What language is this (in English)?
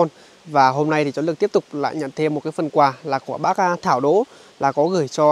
Vietnamese